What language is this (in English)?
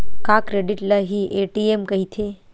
Chhattisgarhi